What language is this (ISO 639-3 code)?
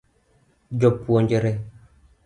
luo